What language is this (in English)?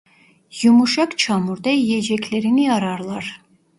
Turkish